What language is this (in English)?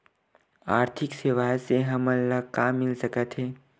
Chhattisgarhi